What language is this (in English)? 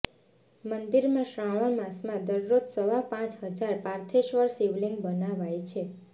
Gujarati